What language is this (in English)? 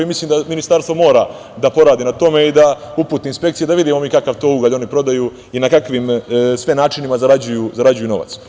Serbian